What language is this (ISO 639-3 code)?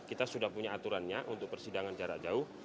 ind